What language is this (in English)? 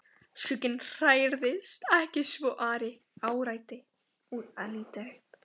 Icelandic